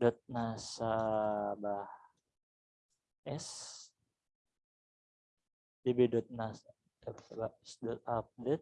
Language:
Indonesian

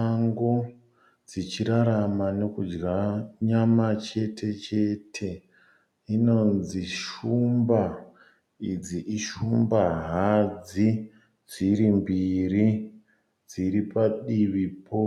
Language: Shona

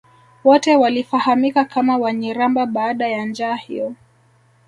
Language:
Swahili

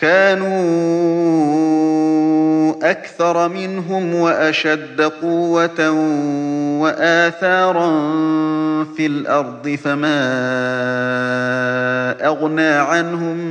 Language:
Arabic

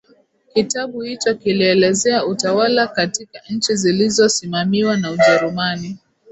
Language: Swahili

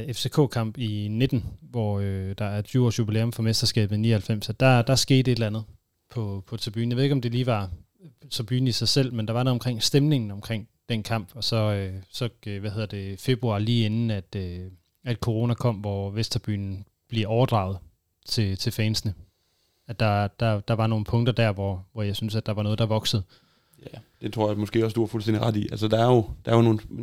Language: Danish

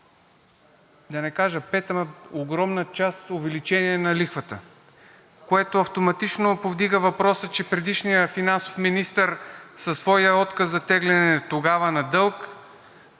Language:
Bulgarian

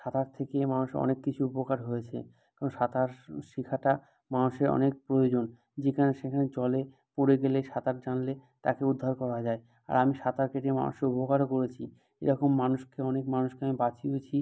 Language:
Bangla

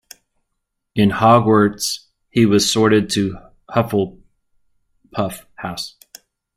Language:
English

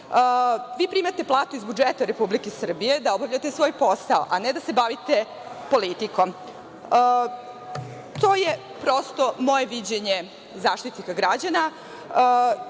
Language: Serbian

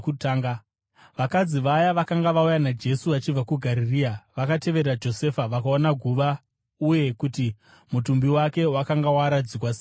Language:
Shona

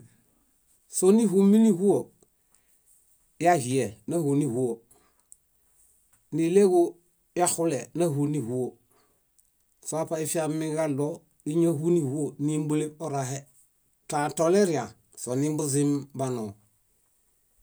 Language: Bayot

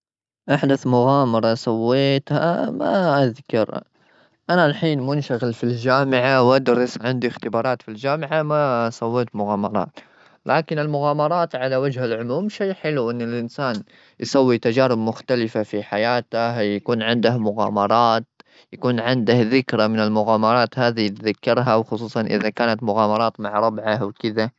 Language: Gulf Arabic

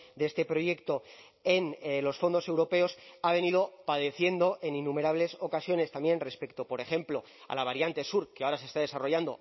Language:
Spanish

